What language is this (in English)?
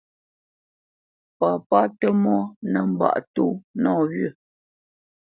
Bamenyam